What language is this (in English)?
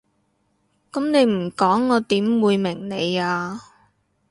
Cantonese